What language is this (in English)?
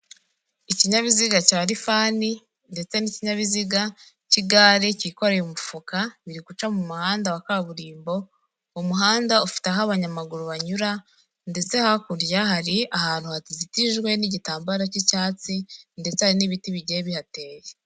Kinyarwanda